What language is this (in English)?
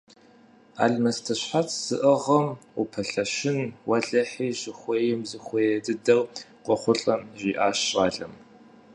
Kabardian